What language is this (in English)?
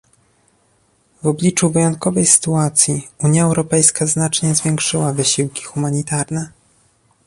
Polish